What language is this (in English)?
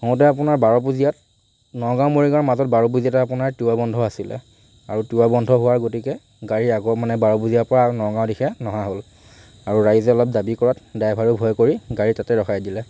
Assamese